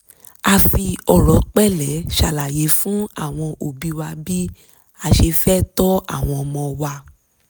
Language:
Yoruba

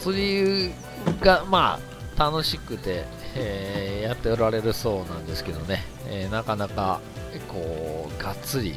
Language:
Japanese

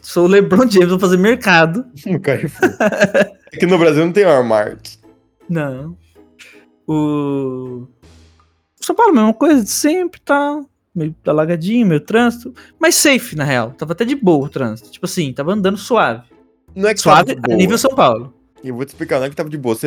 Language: Portuguese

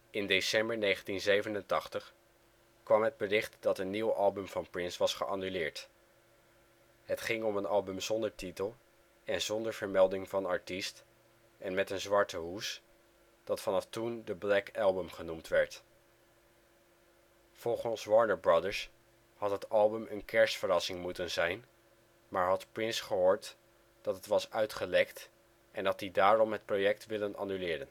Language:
Dutch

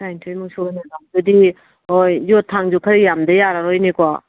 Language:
Manipuri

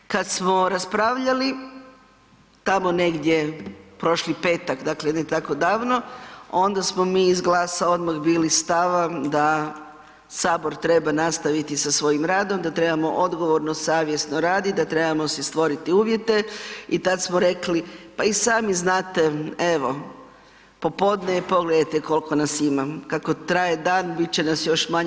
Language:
Croatian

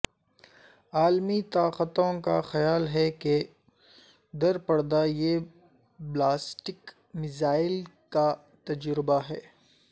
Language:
Urdu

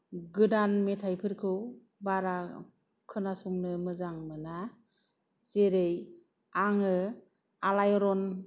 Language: Bodo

